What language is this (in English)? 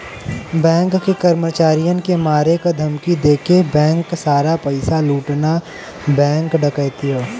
Bhojpuri